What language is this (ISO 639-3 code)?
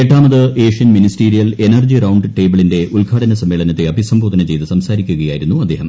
mal